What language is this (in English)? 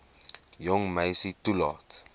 Afrikaans